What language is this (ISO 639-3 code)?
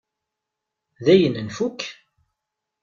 kab